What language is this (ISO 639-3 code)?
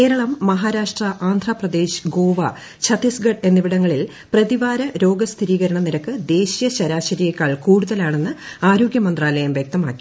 mal